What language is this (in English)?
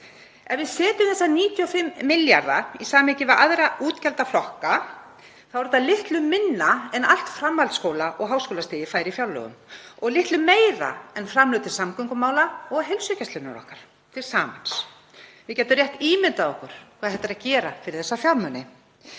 Icelandic